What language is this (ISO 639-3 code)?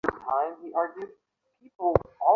ben